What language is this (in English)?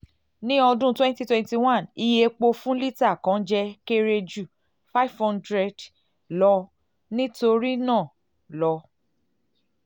Yoruba